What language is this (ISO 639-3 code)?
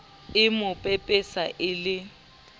sot